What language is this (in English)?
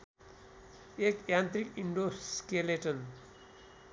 Nepali